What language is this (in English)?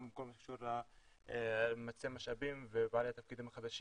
Hebrew